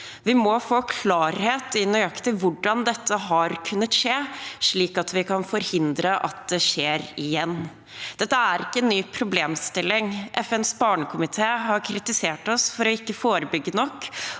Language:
Norwegian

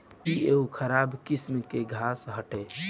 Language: Bhojpuri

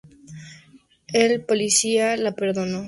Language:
Spanish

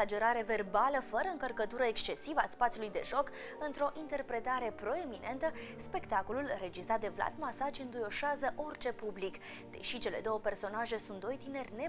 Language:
Romanian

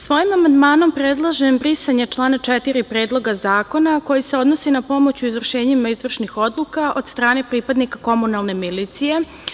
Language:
Serbian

